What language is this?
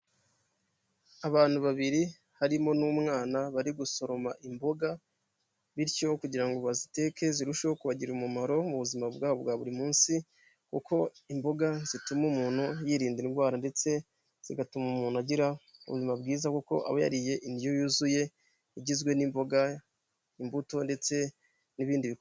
Kinyarwanda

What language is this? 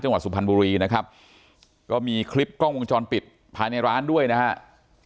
Thai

